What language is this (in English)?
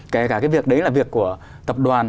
Vietnamese